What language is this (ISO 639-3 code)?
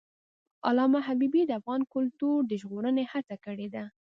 pus